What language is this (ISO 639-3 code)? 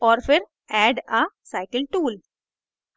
hin